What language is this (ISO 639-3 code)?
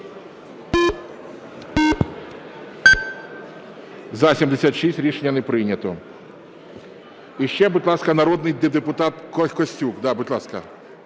ukr